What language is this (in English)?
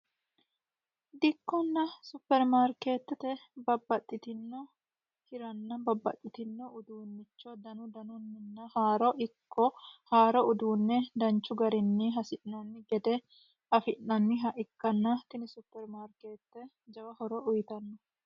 Sidamo